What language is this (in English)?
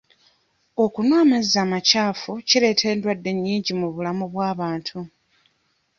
Ganda